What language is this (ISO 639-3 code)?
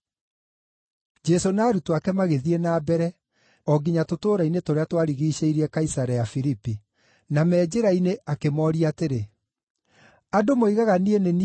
kik